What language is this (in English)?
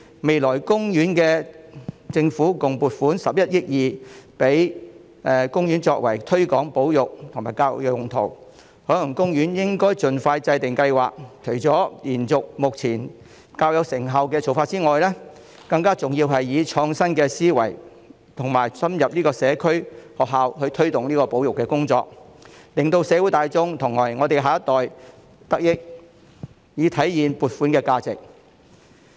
Cantonese